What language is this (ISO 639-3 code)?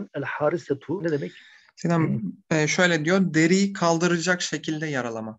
tur